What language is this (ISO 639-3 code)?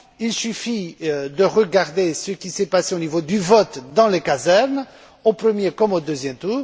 fra